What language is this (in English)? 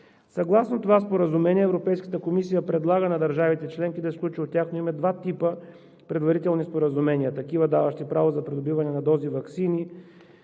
Bulgarian